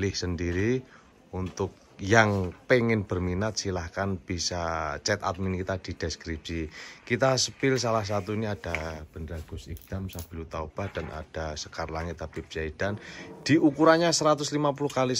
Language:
Indonesian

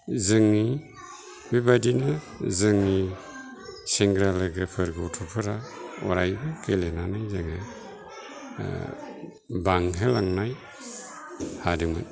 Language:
Bodo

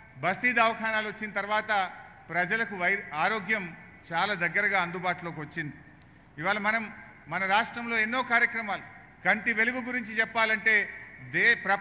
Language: Hindi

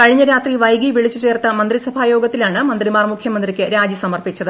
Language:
Malayalam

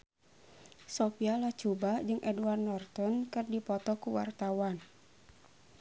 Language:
Sundanese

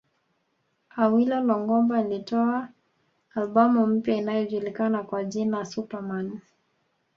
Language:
Swahili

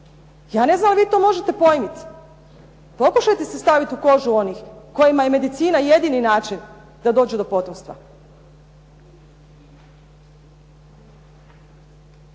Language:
Croatian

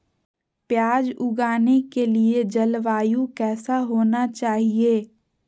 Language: Magahi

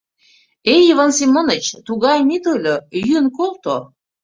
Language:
Mari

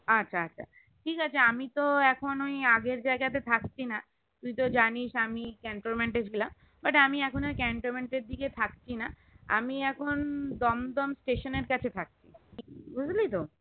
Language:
Bangla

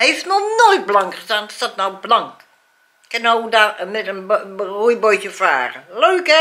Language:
Dutch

